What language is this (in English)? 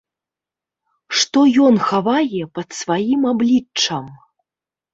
Belarusian